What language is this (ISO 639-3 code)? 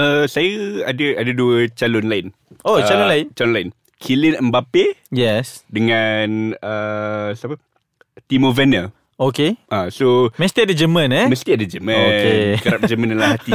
msa